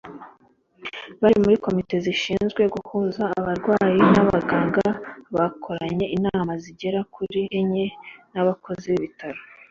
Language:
Kinyarwanda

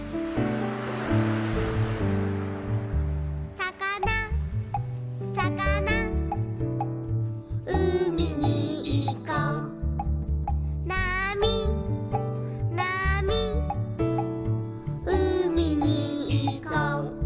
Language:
Japanese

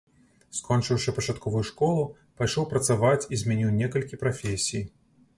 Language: Belarusian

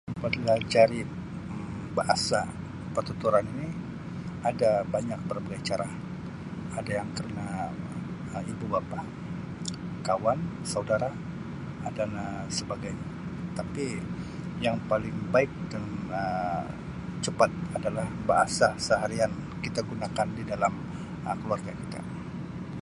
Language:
Sabah Malay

